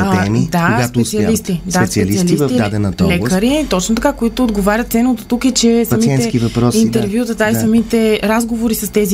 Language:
Bulgarian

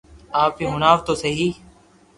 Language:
Loarki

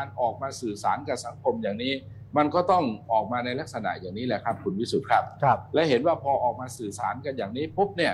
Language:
Thai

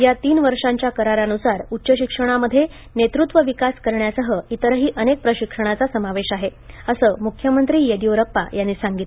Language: Marathi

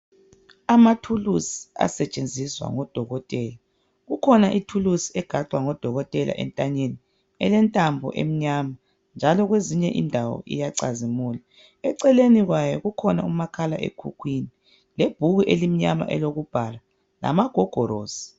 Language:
North Ndebele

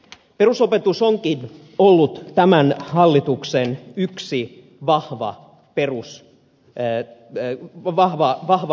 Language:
Finnish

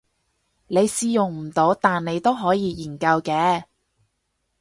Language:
Cantonese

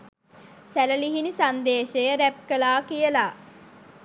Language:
Sinhala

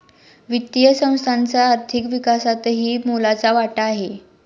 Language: Marathi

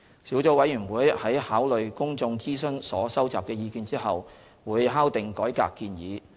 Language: Cantonese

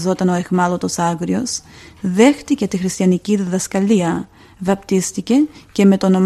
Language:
Greek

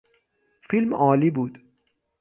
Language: Persian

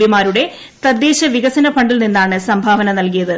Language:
Malayalam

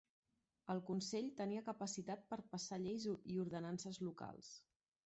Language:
Catalan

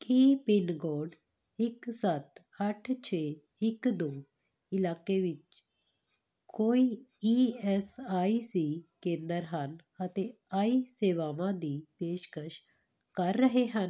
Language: Punjabi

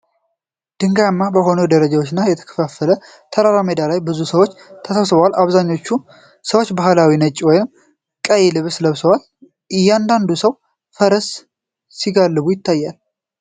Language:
Amharic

